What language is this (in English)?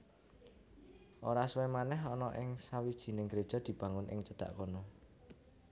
Javanese